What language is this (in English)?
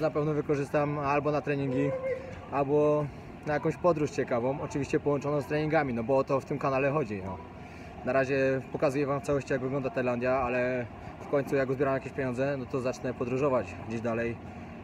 Polish